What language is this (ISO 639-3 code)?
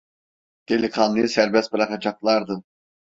tur